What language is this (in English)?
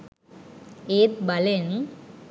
Sinhala